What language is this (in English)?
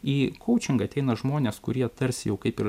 Lithuanian